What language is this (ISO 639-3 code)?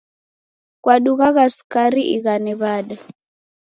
dav